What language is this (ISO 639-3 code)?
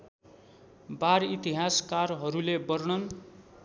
nep